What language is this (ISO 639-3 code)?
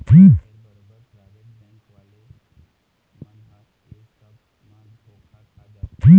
hne